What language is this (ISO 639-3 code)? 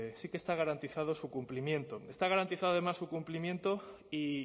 spa